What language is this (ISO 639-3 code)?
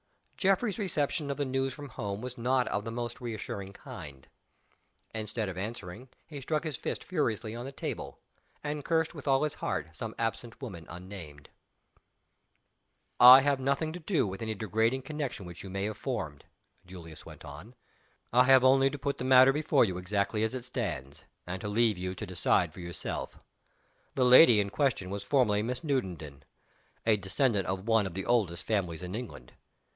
eng